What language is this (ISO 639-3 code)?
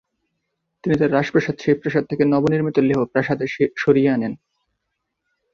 ben